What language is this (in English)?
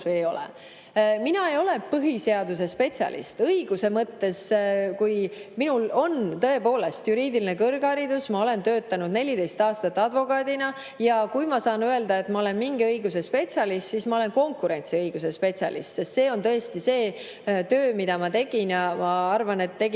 Estonian